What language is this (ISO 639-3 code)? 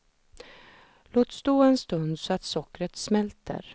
swe